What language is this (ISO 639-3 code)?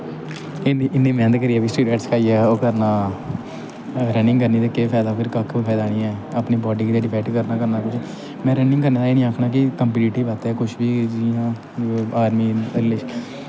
doi